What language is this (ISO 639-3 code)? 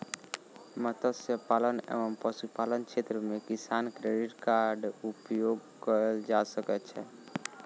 mai